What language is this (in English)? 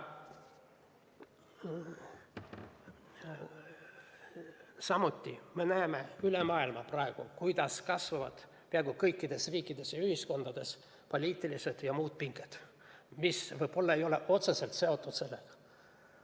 Estonian